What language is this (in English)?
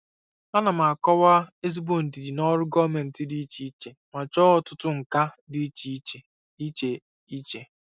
Igbo